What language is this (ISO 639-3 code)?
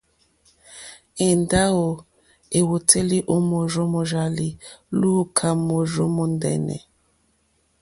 bri